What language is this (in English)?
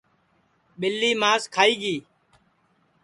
Sansi